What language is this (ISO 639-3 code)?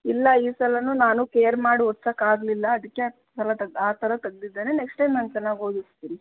kan